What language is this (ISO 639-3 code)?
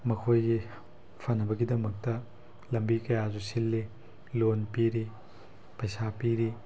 mni